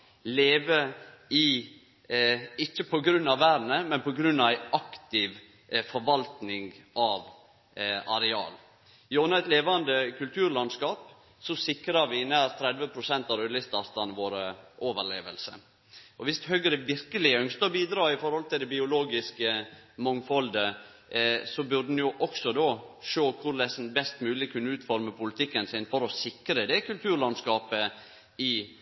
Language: Norwegian Nynorsk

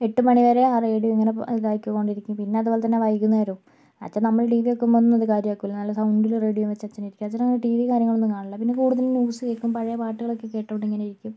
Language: Malayalam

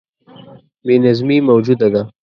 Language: Pashto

